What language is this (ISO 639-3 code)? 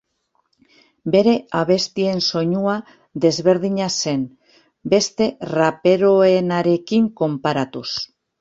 eus